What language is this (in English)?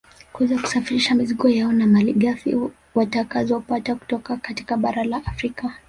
Swahili